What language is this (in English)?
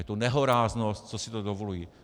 Czech